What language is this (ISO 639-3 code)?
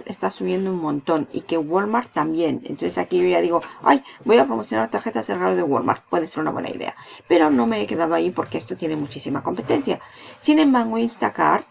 spa